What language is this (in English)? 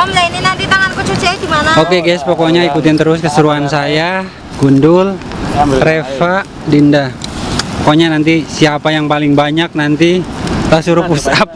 Indonesian